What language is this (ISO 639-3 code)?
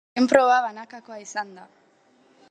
eus